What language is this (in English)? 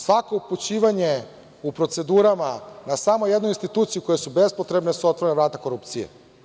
Serbian